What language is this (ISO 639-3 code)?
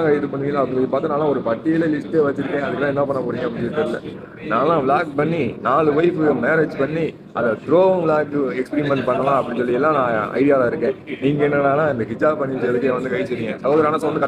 tam